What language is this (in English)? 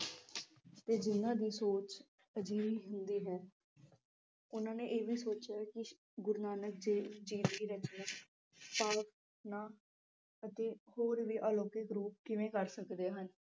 Punjabi